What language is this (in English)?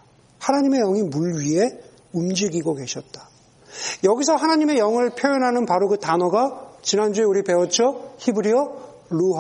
Korean